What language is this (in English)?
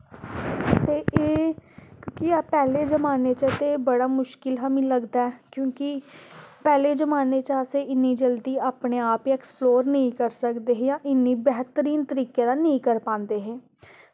Dogri